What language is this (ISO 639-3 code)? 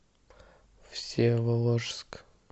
rus